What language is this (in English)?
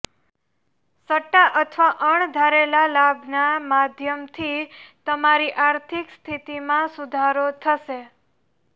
Gujarati